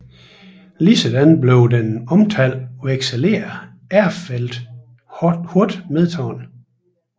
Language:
Danish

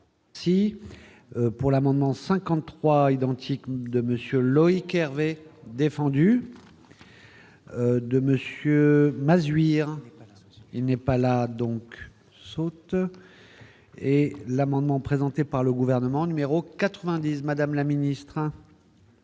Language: French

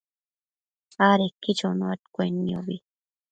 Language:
Matsés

